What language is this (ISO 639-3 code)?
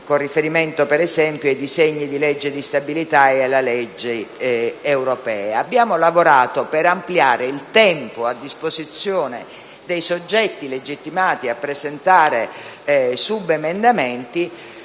ita